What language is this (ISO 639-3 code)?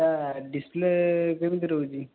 ori